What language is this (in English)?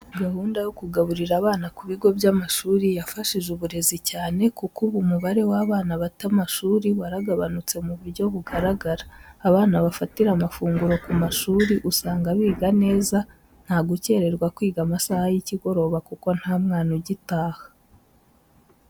Kinyarwanda